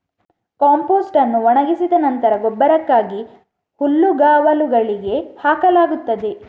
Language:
Kannada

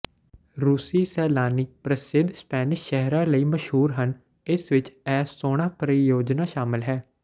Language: Punjabi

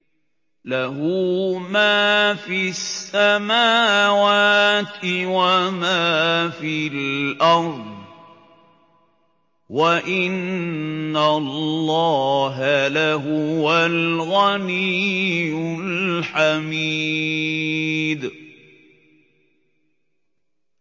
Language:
Arabic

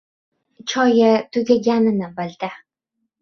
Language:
Uzbek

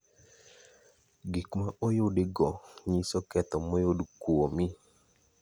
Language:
Luo (Kenya and Tanzania)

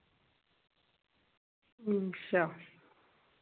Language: Dogri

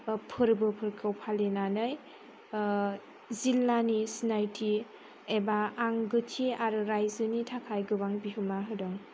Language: Bodo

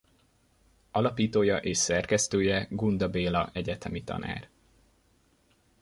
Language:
Hungarian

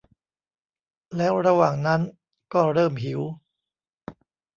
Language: Thai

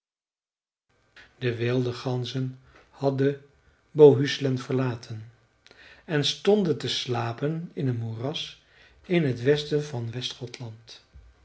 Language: Dutch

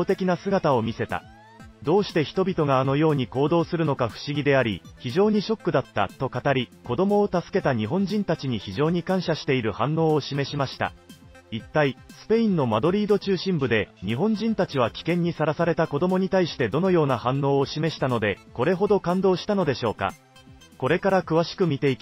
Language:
Japanese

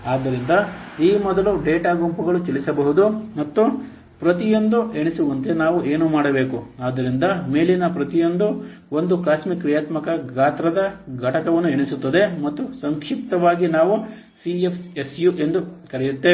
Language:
Kannada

